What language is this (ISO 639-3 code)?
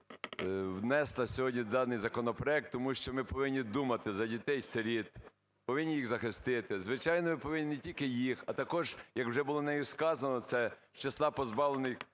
ukr